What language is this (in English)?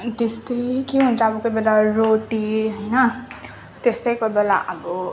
Nepali